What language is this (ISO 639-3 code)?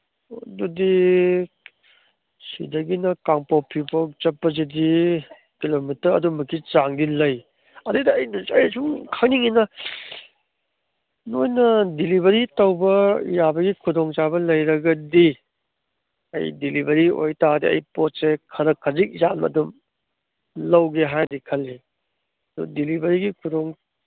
mni